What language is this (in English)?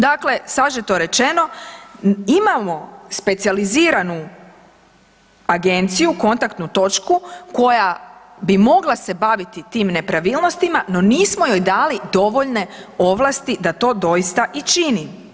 Croatian